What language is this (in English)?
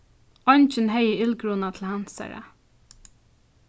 Faroese